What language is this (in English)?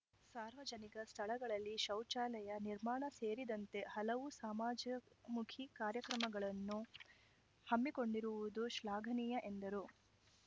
Kannada